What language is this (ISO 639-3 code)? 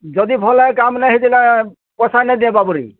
ori